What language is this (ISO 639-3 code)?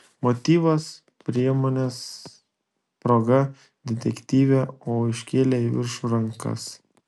lit